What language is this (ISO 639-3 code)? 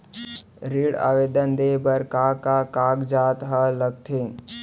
hne